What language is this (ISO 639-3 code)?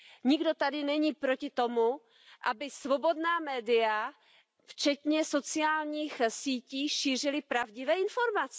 ces